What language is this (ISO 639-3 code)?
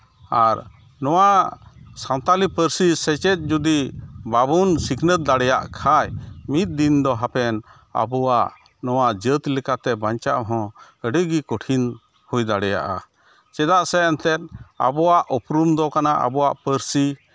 sat